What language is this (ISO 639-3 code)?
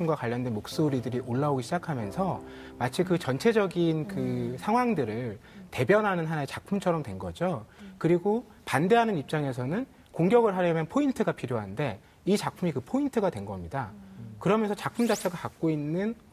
kor